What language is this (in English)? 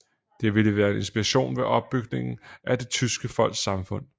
Danish